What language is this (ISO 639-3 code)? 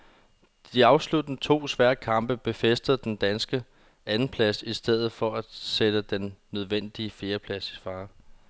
dan